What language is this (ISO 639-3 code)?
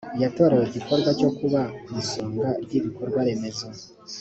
kin